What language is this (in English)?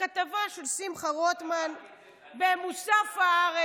Hebrew